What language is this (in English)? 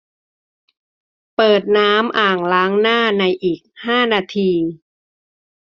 Thai